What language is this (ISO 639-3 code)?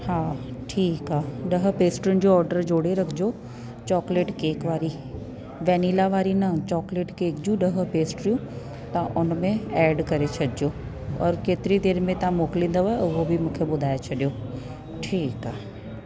snd